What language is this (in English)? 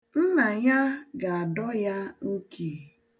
Igbo